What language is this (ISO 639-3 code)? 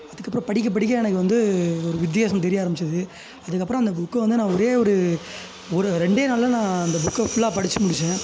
tam